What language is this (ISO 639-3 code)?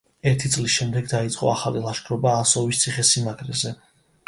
kat